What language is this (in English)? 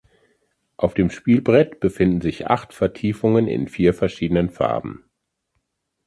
German